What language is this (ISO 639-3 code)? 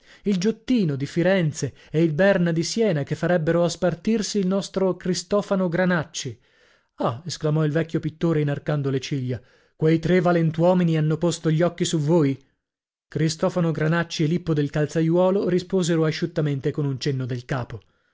ita